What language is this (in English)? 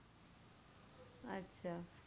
Bangla